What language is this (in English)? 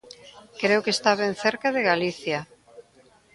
Galician